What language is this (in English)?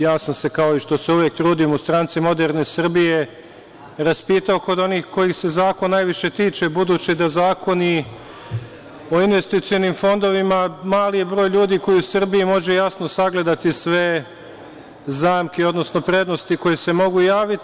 Serbian